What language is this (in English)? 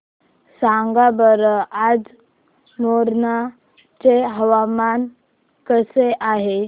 Marathi